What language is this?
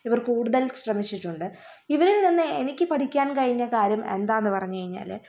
Malayalam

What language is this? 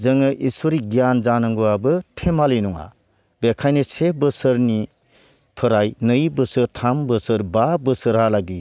Bodo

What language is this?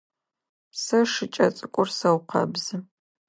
Adyghe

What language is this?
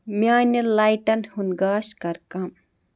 Kashmiri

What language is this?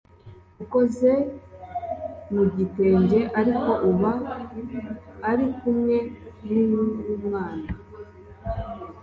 Kinyarwanda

